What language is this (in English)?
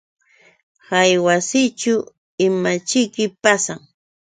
Yauyos Quechua